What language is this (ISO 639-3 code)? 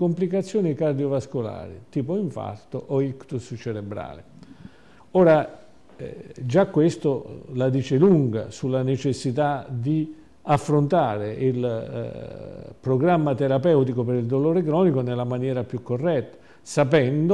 ita